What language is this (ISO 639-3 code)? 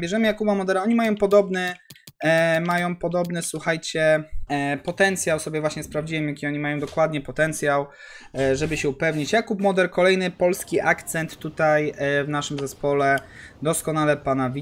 pol